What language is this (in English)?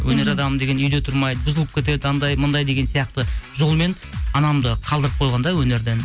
Kazakh